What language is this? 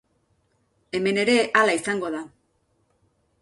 Basque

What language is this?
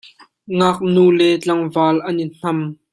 Hakha Chin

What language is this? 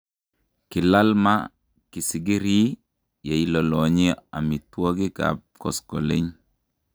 Kalenjin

